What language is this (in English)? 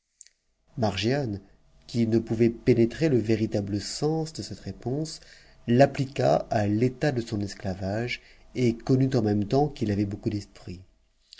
French